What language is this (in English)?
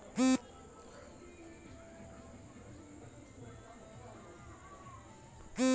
Maithili